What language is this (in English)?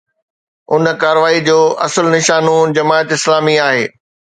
Sindhi